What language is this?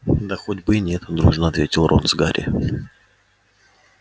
Russian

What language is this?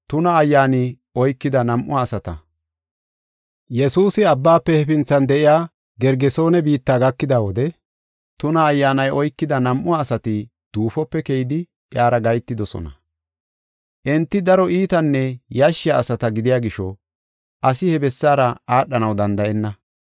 Gofa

